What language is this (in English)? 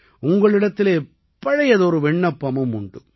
Tamil